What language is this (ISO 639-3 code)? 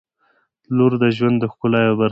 pus